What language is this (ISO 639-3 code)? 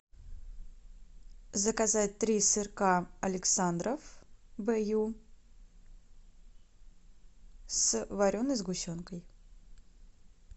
rus